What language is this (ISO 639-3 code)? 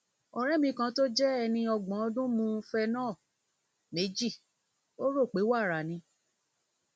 yor